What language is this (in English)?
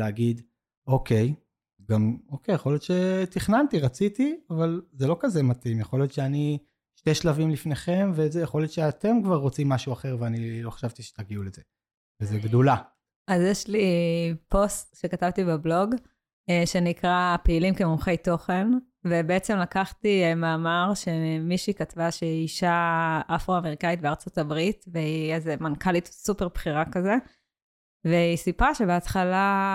Hebrew